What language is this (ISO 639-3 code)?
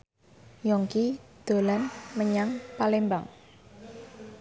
jav